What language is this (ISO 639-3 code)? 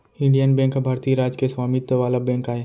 hne